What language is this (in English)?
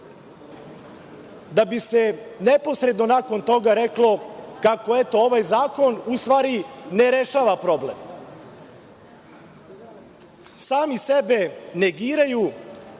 Serbian